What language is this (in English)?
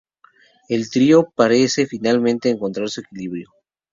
Spanish